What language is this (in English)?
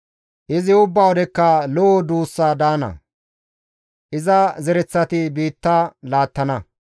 Gamo